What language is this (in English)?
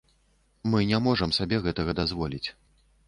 Belarusian